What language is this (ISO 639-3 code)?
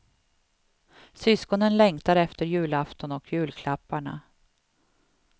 swe